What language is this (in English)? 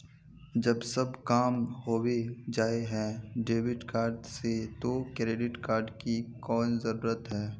Magahi